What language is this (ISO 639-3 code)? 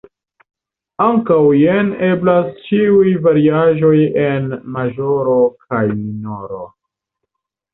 epo